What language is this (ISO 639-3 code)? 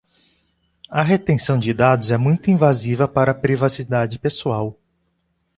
por